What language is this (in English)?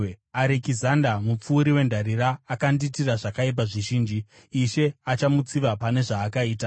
Shona